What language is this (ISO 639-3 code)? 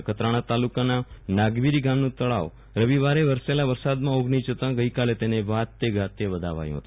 guj